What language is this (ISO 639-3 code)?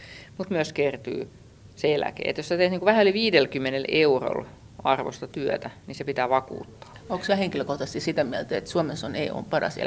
fin